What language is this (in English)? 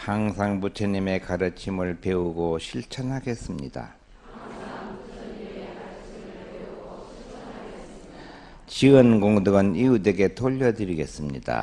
Korean